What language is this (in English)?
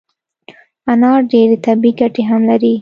Pashto